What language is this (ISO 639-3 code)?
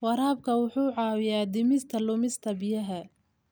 som